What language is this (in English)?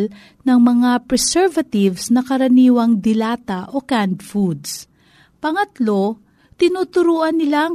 Filipino